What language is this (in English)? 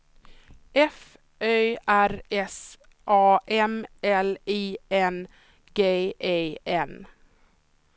Swedish